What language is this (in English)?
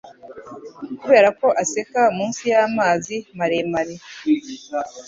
Kinyarwanda